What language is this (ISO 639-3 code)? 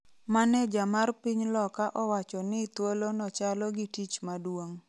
luo